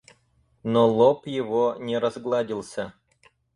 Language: Russian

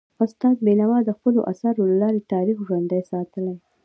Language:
Pashto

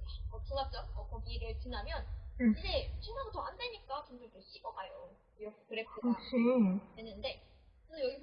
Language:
Korean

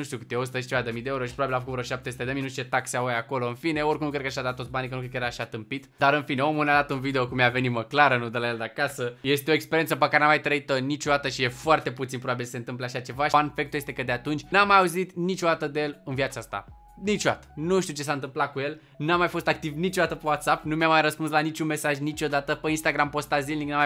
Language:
Romanian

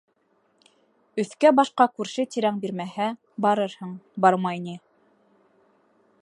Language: Bashkir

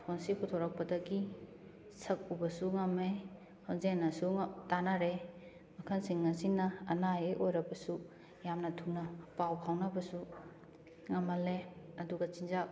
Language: Manipuri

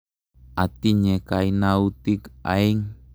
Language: Kalenjin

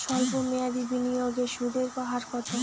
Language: Bangla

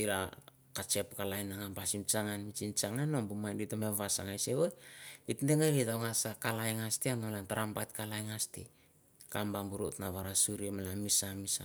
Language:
Mandara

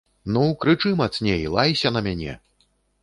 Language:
Belarusian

